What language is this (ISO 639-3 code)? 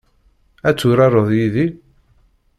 kab